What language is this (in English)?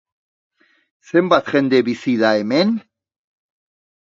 Basque